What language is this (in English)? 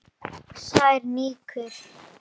Icelandic